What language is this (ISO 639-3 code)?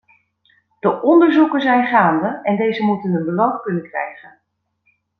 nld